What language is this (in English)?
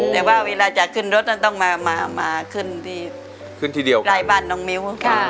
Thai